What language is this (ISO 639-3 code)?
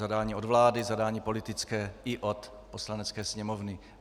ces